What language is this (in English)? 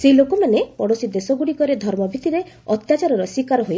Odia